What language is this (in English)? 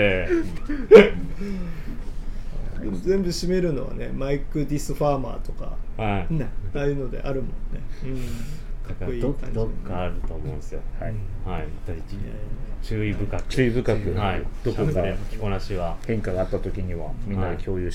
Japanese